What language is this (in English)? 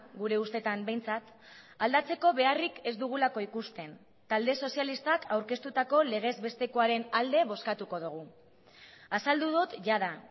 Basque